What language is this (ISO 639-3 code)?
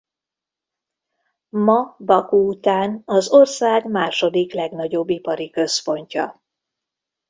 hun